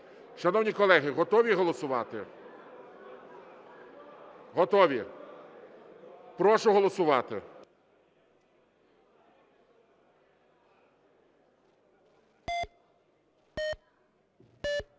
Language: Ukrainian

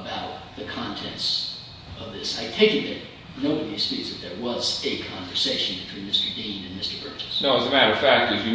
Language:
English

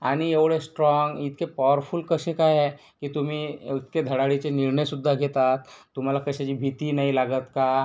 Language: Marathi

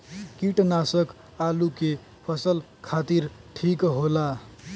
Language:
Bhojpuri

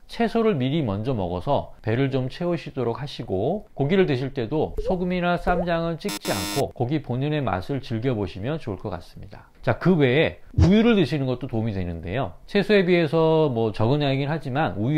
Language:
Korean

